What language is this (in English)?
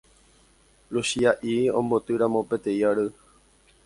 Guarani